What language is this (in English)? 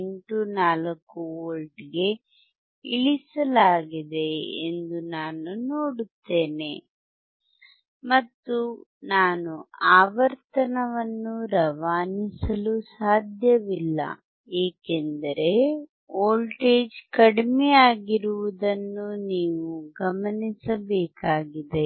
Kannada